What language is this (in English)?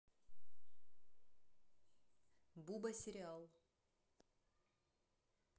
Russian